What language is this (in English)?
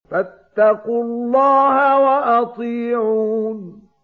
Arabic